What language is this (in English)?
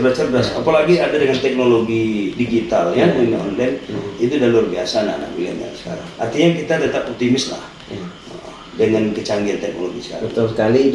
Indonesian